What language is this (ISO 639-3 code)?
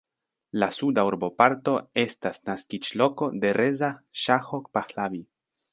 epo